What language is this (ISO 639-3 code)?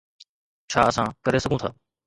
snd